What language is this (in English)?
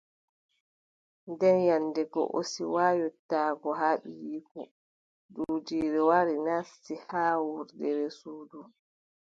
Adamawa Fulfulde